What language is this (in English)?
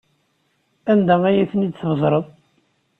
Kabyle